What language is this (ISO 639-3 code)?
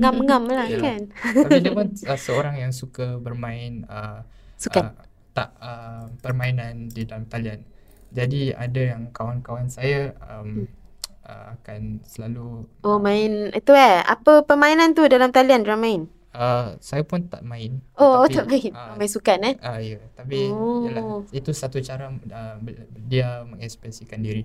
msa